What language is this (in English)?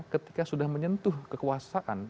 Indonesian